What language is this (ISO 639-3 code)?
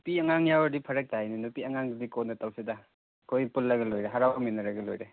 mni